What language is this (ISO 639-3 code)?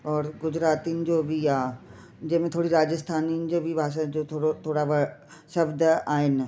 snd